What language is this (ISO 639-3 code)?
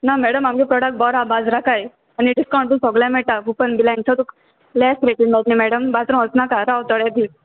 kok